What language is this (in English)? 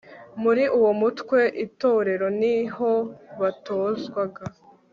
Kinyarwanda